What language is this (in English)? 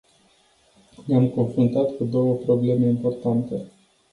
Romanian